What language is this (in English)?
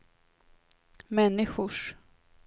Swedish